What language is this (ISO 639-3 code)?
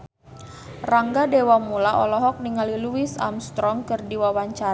sun